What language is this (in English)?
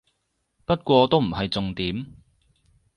Cantonese